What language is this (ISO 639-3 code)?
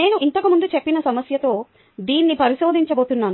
tel